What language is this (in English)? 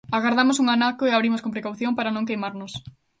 Galician